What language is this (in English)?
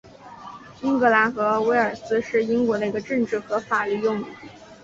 Chinese